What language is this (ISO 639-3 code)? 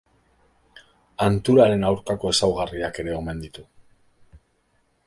eus